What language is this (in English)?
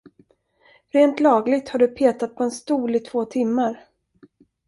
Swedish